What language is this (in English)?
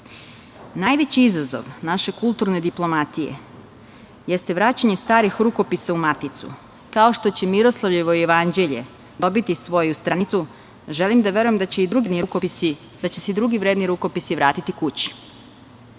Serbian